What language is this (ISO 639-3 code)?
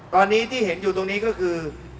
tha